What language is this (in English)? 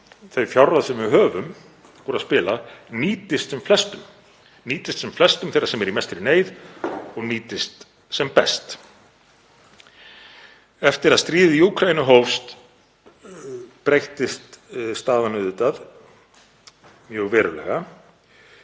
Icelandic